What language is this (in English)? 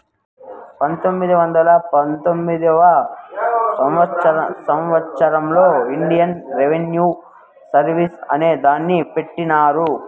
Telugu